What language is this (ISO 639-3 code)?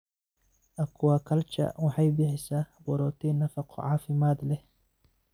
som